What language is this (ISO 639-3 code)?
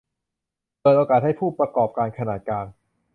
tha